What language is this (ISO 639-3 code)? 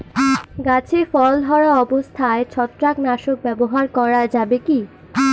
ben